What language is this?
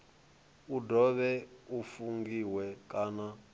Venda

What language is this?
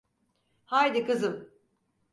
Turkish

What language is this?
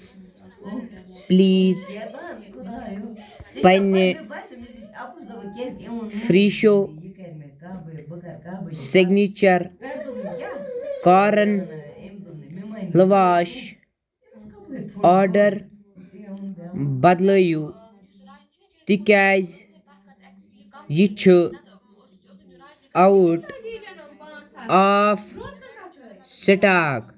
Kashmiri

